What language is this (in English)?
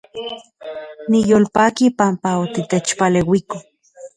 Central Puebla Nahuatl